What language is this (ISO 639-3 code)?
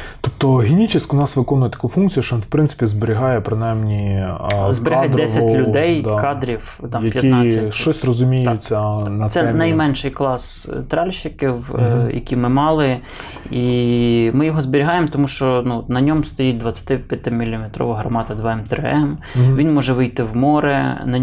ukr